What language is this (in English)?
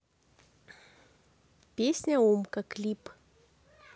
Russian